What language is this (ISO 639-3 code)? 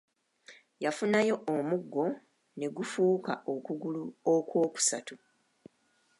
lug